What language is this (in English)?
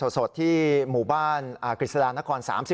Thai